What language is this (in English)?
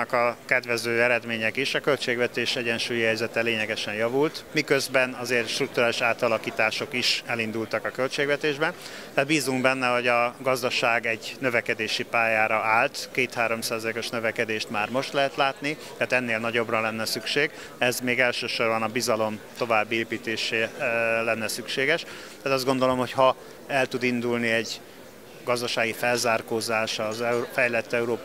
Hungarian